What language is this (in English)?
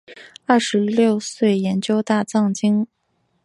Chinese